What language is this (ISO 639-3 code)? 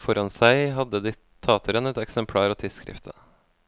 nor